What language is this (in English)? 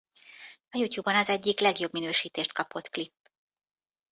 Hungarian